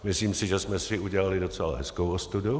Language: Czech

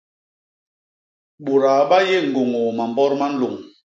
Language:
Basaa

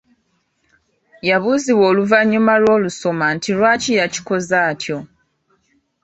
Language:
Ganda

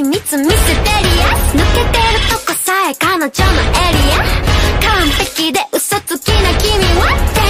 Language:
Japanese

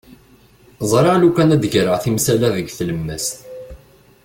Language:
Kabyle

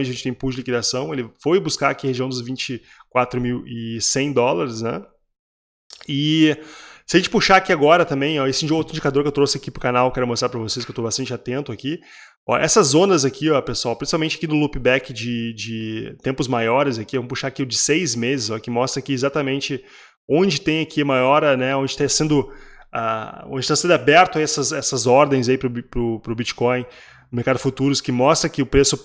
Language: Portuguese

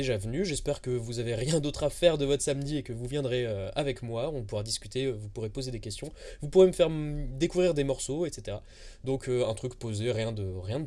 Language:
French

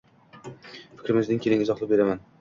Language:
Uzbek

